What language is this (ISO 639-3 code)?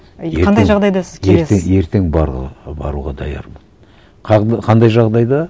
kaz